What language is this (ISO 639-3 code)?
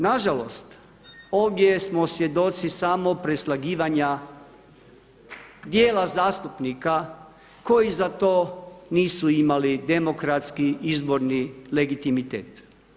hrv